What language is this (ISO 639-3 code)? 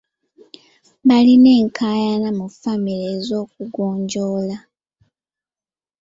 lug